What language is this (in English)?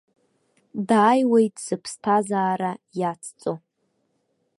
Abkhazian